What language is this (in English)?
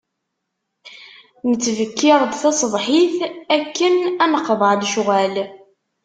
Kabyle